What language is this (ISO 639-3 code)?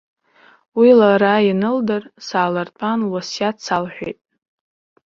abk